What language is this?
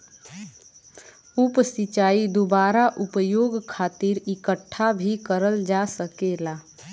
Bhojpuri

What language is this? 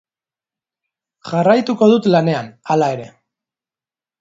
Basque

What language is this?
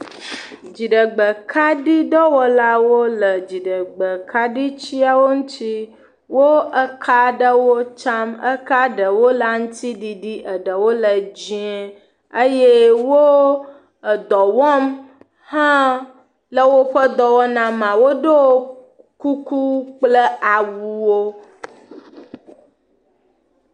Ewe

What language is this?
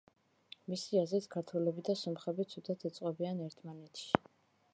Georgian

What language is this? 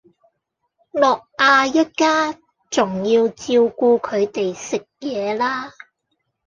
Cantonese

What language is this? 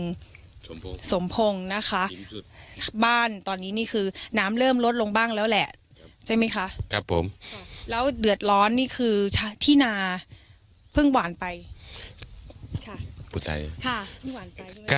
Thai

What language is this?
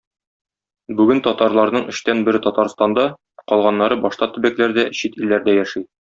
Tatar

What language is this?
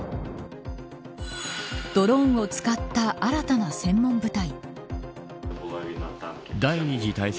Japanese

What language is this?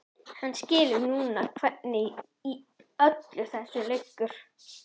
Icelandic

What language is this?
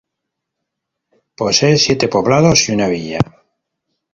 Spanish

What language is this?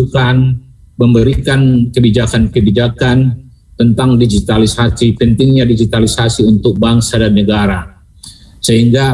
Indonesian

